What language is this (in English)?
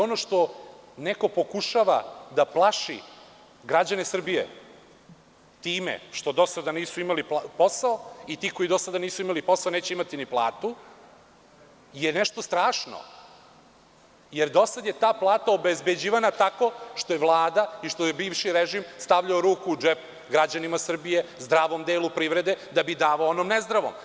Serbian